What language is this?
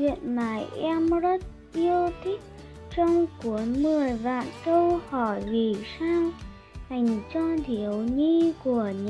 Vietnamese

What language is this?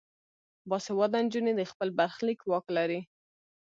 Pashto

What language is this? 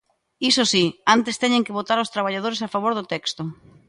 Galician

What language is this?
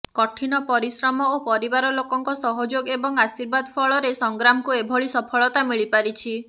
Odia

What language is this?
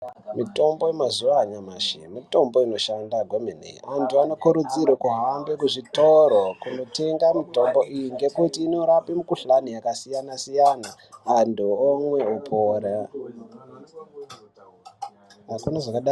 Ndau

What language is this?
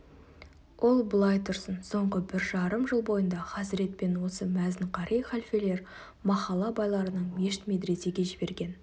Kazakh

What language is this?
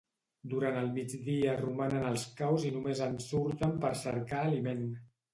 Catalan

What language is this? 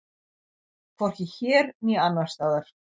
Icelandic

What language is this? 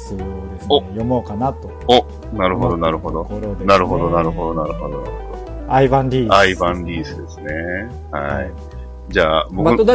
Japanese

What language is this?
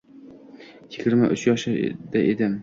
Uzbek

